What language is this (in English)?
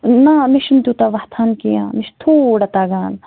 Kashmiri